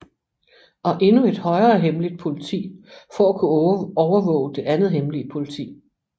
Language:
Danish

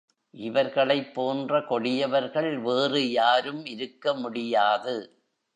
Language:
Tamil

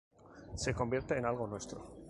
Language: Spanish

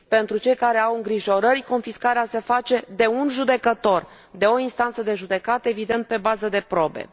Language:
Romanian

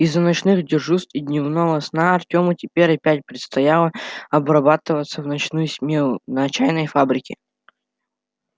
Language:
Russian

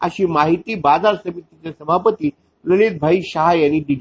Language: Marathi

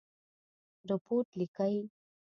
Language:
Pashto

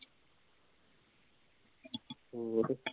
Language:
Punjabi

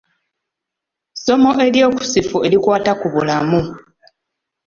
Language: Ganda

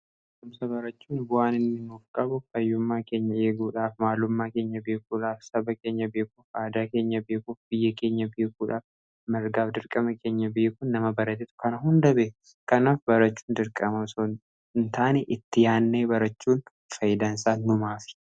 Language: Oromo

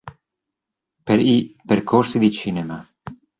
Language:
Italian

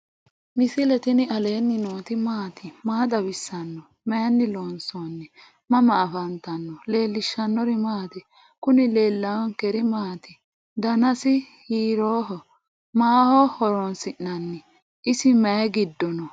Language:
Sidamo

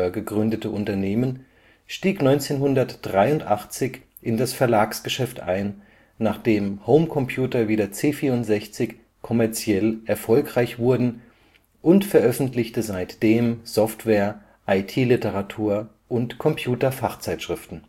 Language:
German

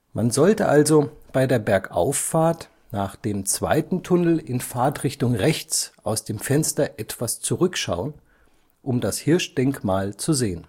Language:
German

